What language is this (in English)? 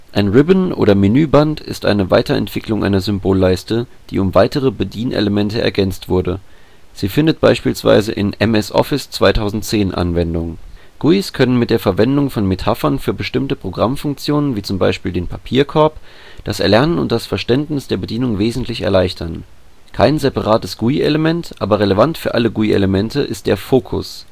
German